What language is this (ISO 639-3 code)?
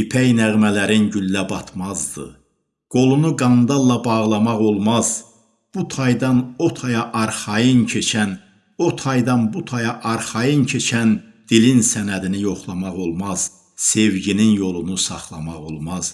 tur